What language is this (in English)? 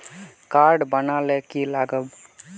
Magahi